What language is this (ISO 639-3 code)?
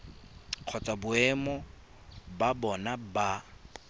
tsn